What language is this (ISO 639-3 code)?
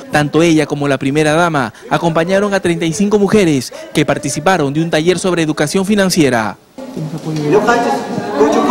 spa